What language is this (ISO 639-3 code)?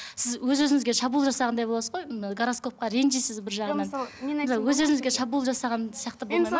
kaz